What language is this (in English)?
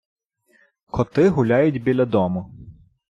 Ukrainian